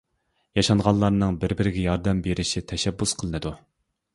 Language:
Uyghur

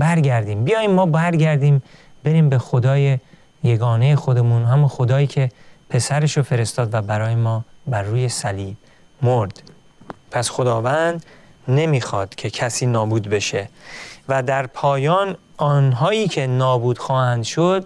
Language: Persian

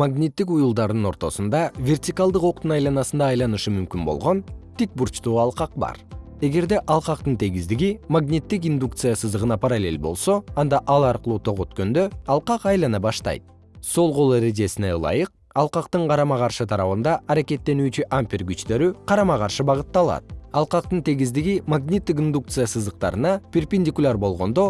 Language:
Kyrgyz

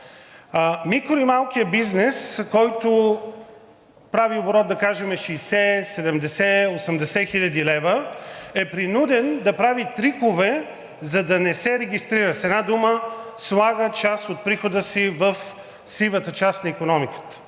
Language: Bulgarian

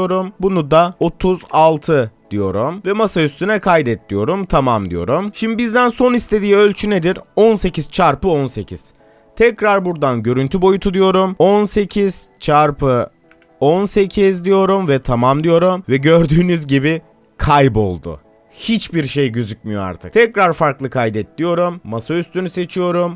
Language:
Turkish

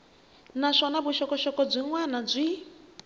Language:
Tsonga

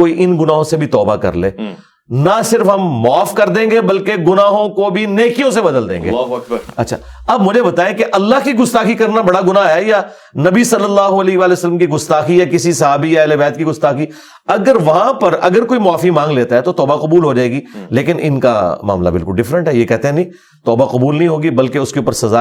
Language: Urdu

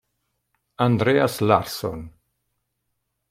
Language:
Italian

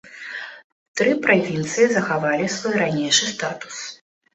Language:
Belarusian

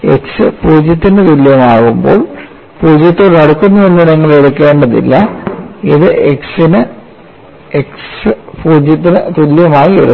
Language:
Malayalam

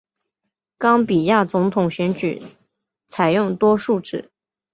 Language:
Chinese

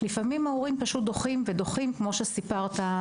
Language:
Hebrew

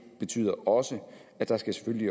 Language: Danish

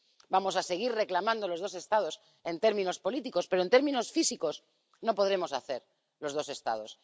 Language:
Spanish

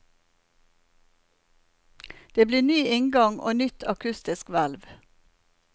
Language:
Norwegian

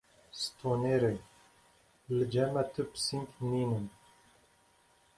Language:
Kurdish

